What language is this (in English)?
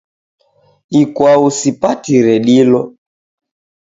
Taita